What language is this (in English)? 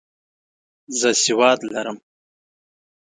Pashto